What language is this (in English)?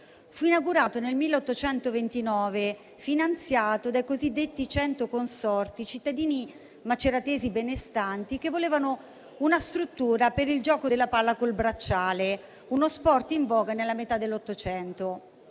Italian